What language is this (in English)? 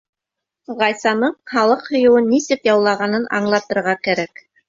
Bashkir